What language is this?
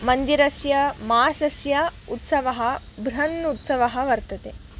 Sanskrit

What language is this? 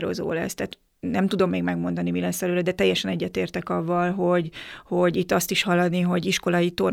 Hungarian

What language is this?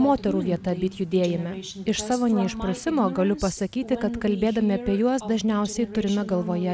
Lithuanian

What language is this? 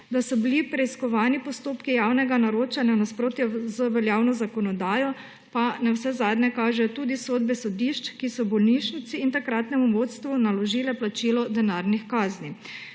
Slovenian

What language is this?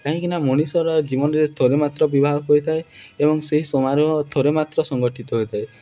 Odia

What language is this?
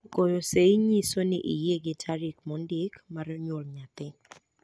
Luo (Kenya and Tanzania)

